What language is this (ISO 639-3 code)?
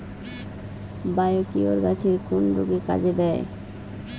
ben